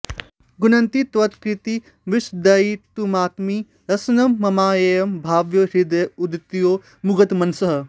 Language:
Sanskrit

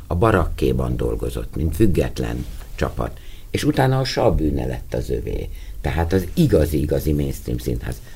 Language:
Hungarian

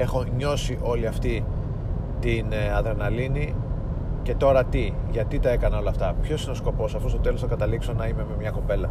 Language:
Greek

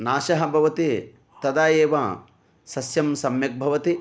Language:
Sanskrit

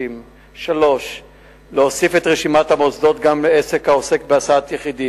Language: Hebrew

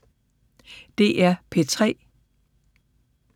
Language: Danish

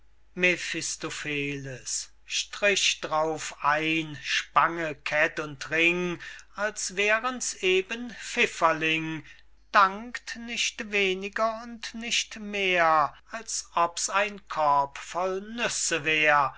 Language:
German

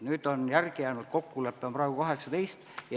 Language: Estonian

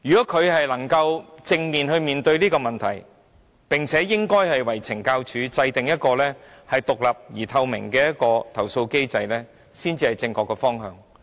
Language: Cantonese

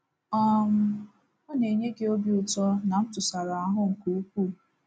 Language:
Igbo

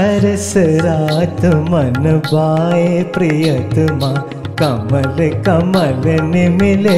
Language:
Hindi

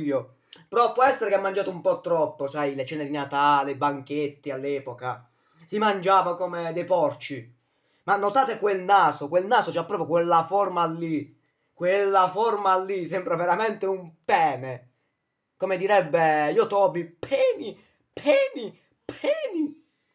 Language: Italian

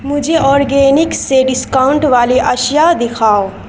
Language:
Urdu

